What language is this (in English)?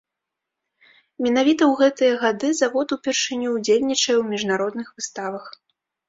Belarusian